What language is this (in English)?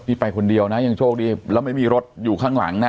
Thai